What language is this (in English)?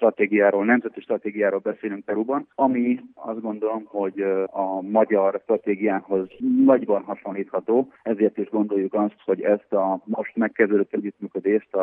Hungarian